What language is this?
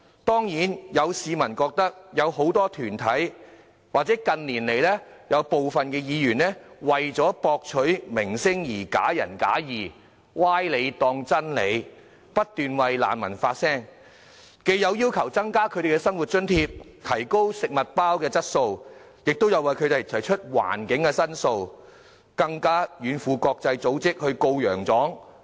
Cantonese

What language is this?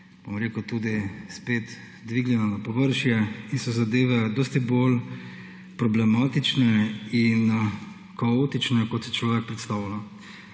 Slovenian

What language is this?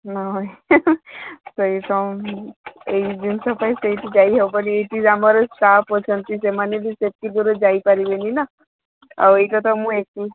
Odia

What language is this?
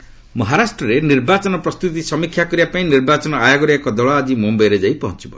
Odia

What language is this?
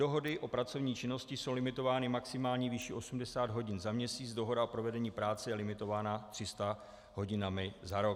Czech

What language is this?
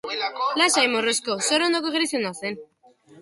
Basque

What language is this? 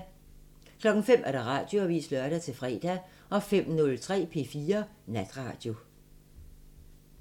Danish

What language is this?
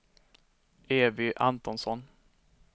Swedish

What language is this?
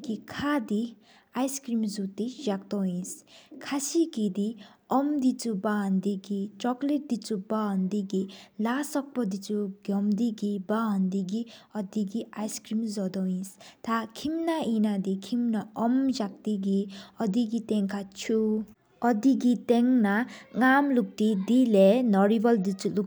Sikkimese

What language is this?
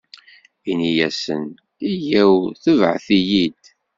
Kabyle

